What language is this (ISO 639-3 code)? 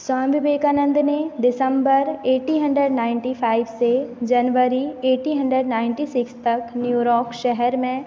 hin